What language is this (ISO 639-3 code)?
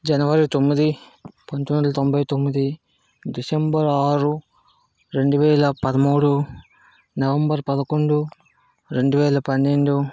tel